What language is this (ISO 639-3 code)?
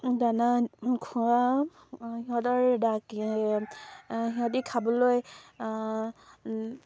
asm